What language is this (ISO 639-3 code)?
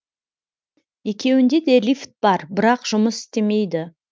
kaz